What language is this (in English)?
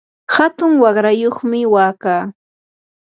Yanahuanca Pasco Quechua